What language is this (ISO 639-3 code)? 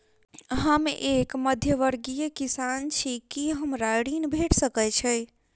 mai